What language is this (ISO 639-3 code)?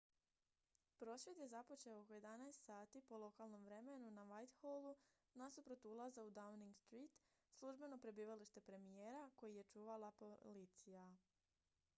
hrv